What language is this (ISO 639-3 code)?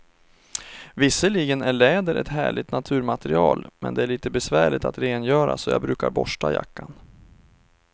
swe